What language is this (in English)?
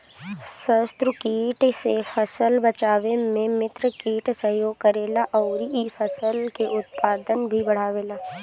Bhojpuri